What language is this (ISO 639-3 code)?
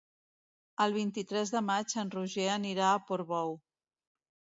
cat